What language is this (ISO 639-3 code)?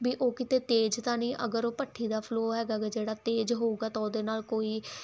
pan